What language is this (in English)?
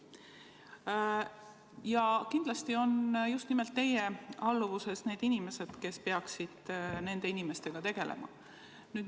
Estonian